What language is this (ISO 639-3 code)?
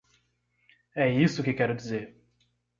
por